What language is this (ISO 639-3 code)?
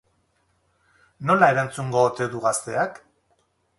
eus